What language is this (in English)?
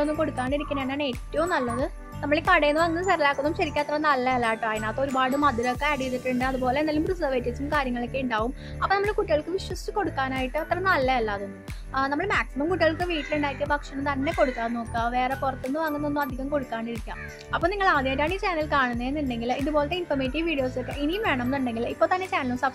Malayalam